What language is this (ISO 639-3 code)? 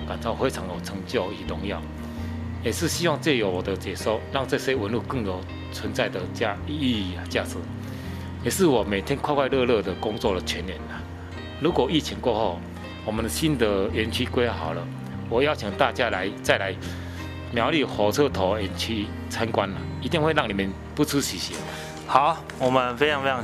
zho